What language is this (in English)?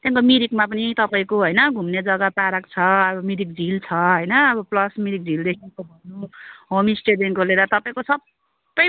Nepali